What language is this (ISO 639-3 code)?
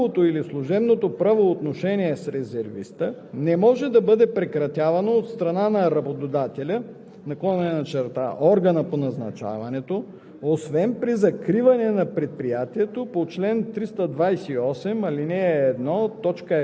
bul